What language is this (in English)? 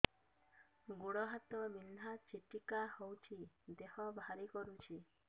Odia